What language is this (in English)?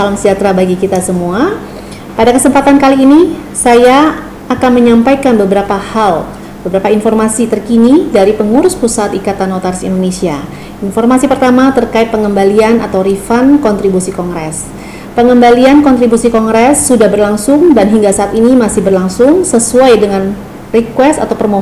Indonesian